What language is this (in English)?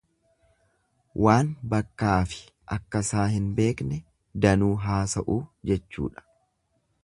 Oromo